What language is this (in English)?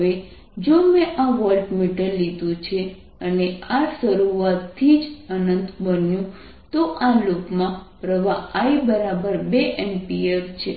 Gujarati